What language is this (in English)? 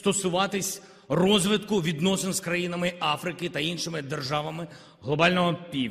Ukrainian